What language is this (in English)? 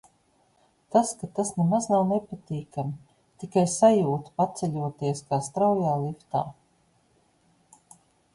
Latvian